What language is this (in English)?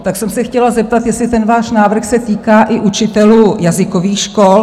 Czech